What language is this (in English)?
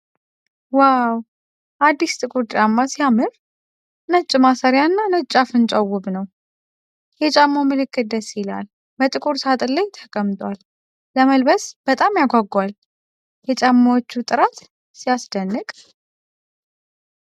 Amharic